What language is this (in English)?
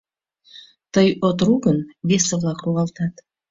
Mari